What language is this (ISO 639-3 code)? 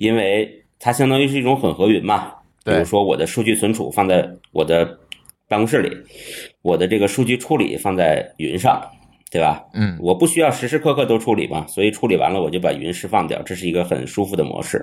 zho